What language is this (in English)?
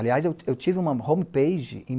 Portuguese